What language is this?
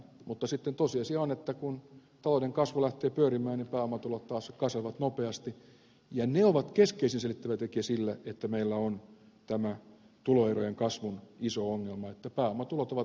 Finnish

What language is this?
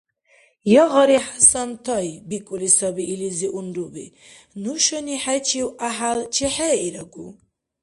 Dargwa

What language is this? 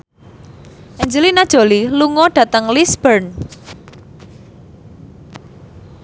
Javanese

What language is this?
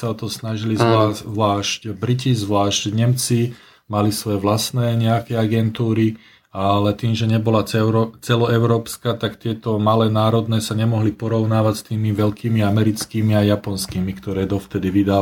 Slovak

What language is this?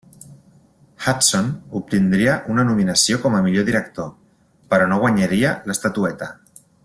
Catalan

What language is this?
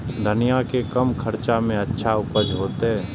Maithili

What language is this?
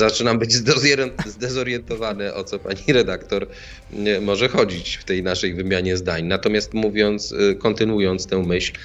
Polish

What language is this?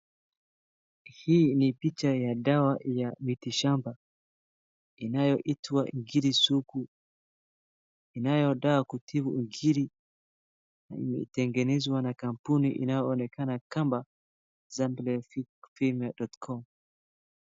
Swahili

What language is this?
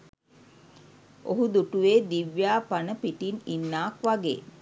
Sinhala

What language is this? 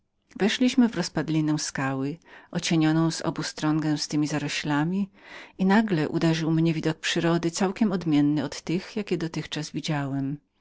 Polish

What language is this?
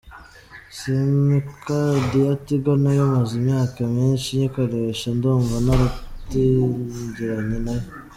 Kinyarwanda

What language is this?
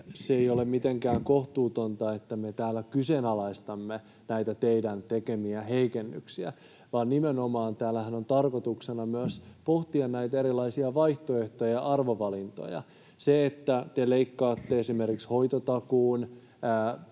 Finnish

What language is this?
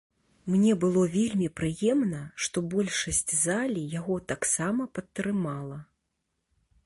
Belarusian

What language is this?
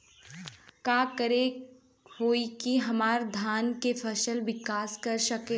Bhojpuri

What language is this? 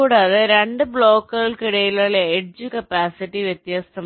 Malayalam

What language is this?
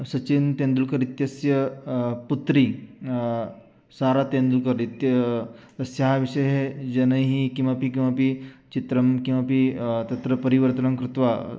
Sanskrit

